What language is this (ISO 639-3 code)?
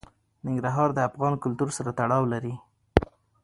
pus